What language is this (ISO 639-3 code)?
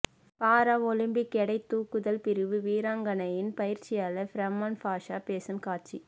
tam